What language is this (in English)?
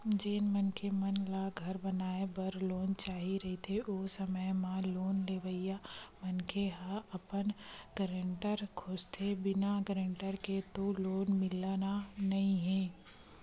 Chhattisgarhi